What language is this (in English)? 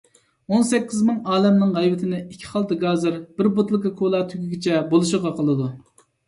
Uyghur